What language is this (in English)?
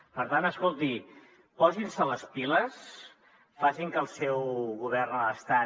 Catalan